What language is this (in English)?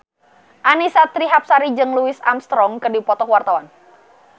Sundanese